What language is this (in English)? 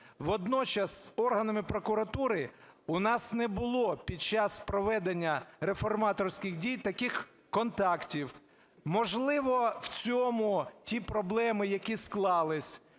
Ukrainian